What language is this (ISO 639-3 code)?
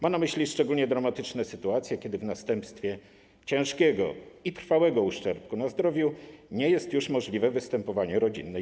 pol